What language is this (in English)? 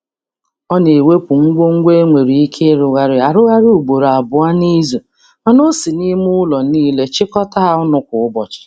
Igbo